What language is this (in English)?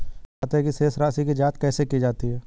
Hindi